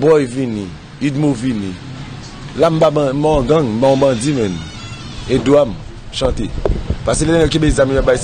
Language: French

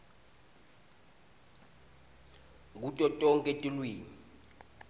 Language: Swati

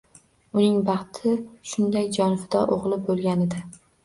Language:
Uzbek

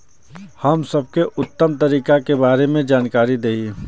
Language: Bhojpuri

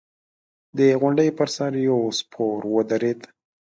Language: Pashto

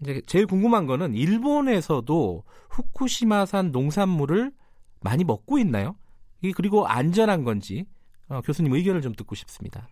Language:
Korean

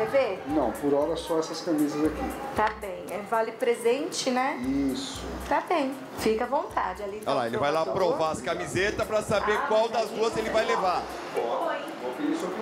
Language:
Portuguese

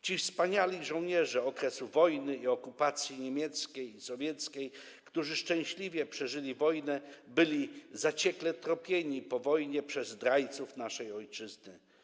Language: Polish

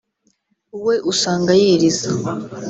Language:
Kinyarwanda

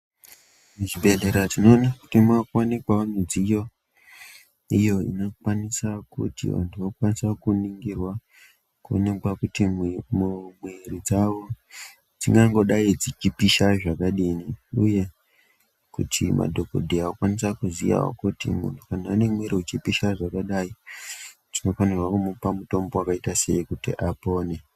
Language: Ndau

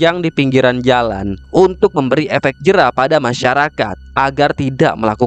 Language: Indonesian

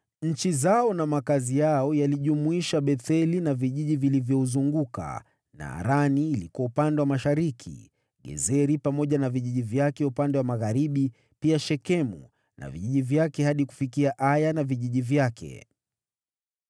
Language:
Swahili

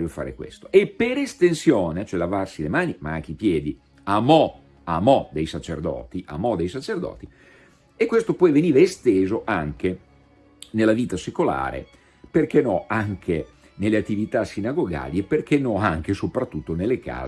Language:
Italian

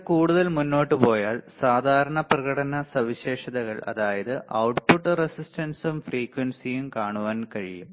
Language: Malayalam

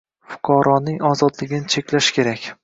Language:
Uzbek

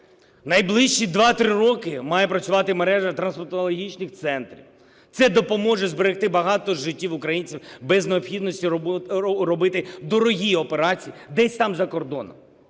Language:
Ukrainian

